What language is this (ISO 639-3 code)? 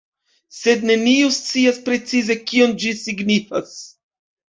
epo